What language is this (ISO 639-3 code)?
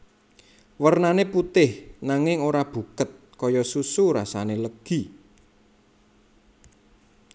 jav